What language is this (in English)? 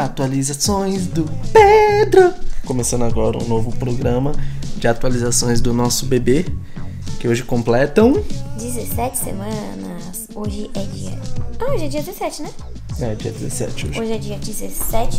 Portuguese